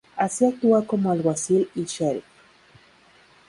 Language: Spanish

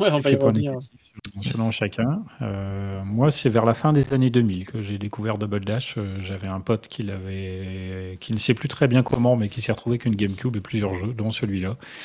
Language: French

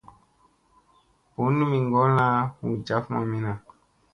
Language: Musey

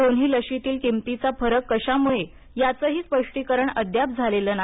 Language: Marathi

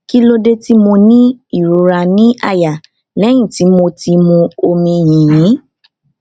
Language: Yoruba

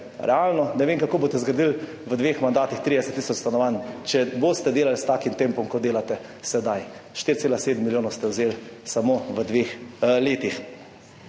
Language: Slovenian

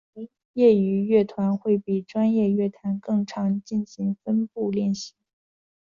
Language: Chinese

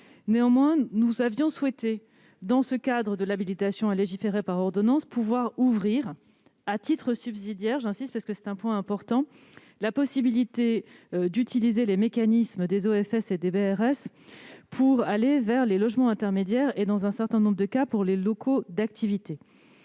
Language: French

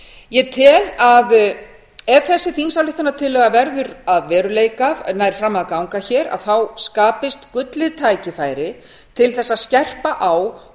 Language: Icelandic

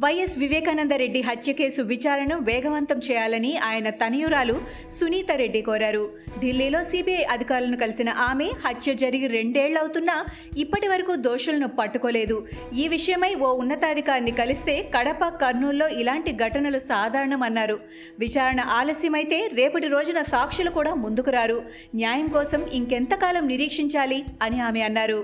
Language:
Telugu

